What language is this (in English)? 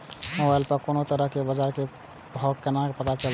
Maithili